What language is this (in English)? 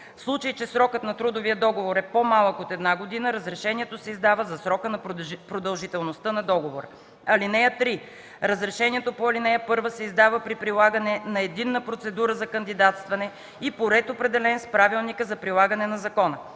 Bulgarian